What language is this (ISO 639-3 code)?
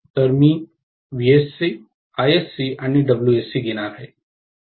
mar